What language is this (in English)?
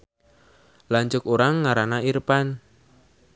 Sundanese